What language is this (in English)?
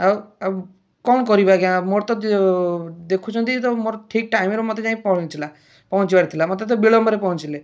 Odia